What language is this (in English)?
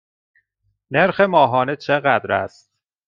Persian